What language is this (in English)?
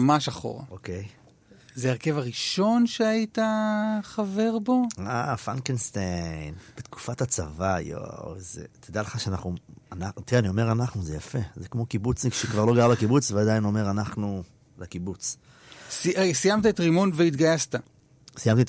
Hebrew